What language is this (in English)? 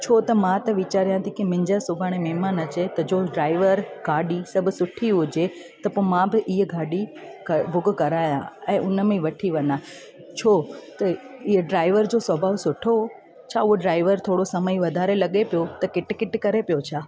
Sindhi